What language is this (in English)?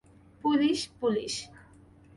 Bangla